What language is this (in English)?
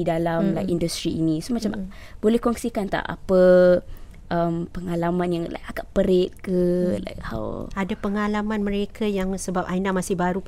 Malay